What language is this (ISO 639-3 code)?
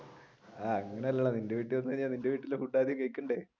mal